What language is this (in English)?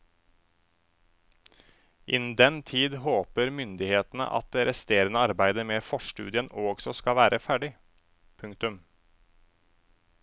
Norwegian